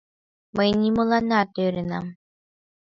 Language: Mari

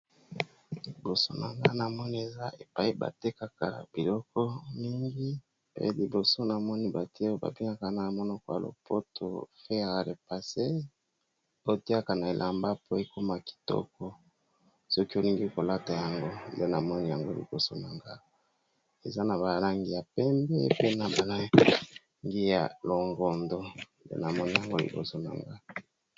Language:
Lingala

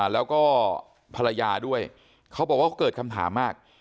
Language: Thai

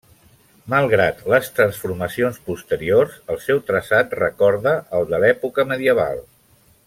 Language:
Catalan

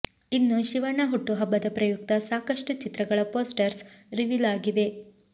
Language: Kannada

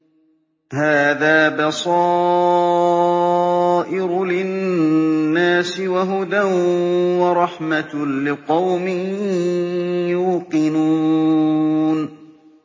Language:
Arabic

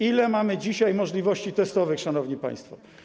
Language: Polish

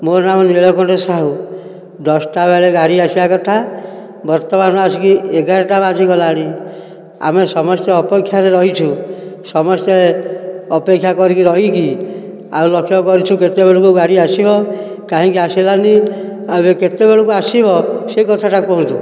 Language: Odia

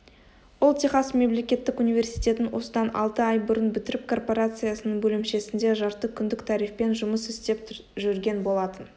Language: Kazakh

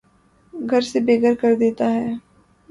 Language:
Urdu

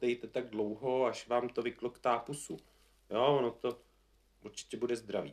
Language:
Czech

